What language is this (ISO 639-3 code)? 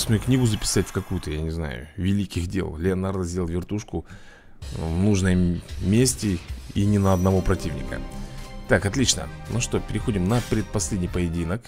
rus